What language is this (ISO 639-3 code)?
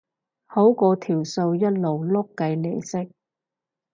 yue